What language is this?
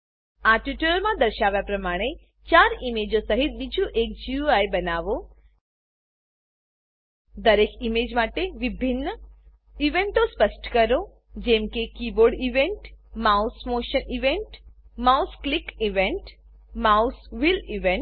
Gujarati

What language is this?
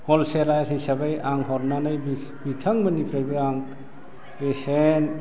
Bodo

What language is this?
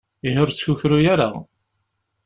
Kabyle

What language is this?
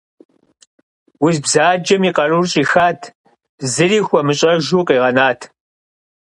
Kabardian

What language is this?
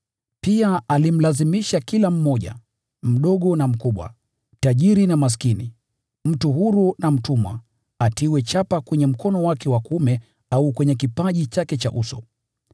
Swahili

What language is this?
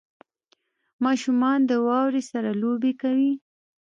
Pashto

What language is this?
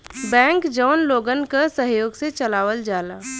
Bhojpuri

